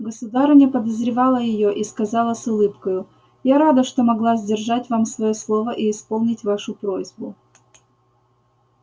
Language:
Russian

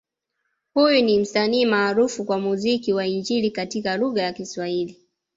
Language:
Swahili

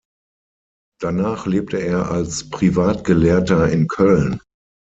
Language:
German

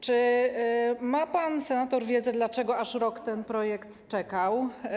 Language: Polish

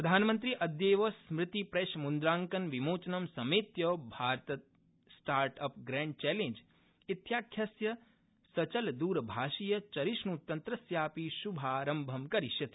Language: Sanskrit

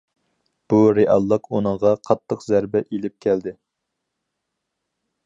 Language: Uyghur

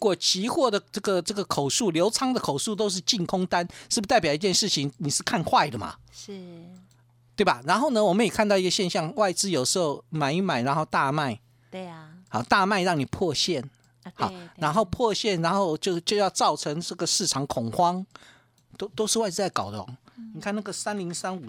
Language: Chinese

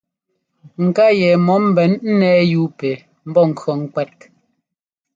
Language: Ngomba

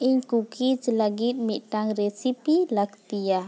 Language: Santali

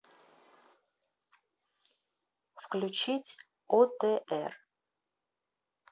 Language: Russian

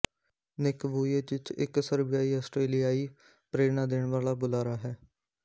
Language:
Punjabi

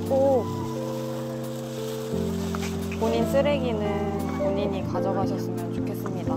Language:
Korean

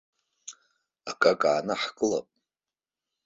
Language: Abkhazian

